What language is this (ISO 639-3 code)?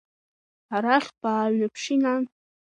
abk